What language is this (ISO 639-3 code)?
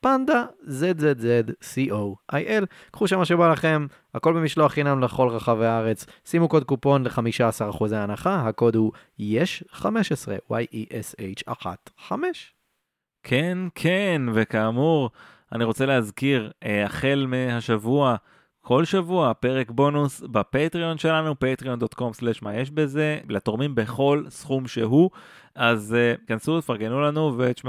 heb